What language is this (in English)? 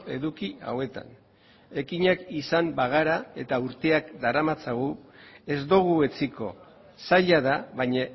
Basque